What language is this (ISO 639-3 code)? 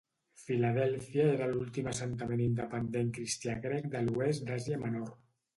cat